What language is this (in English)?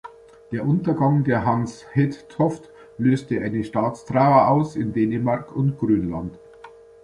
German